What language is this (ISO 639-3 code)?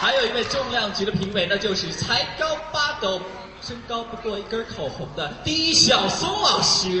zho